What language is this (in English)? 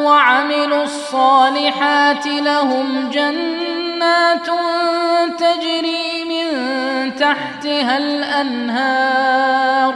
Arabic